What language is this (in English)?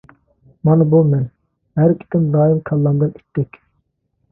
Uyghur